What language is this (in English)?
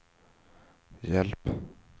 Swedish